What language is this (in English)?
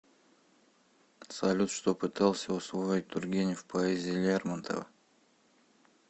Russian